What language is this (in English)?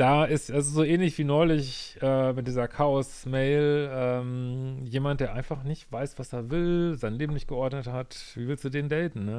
German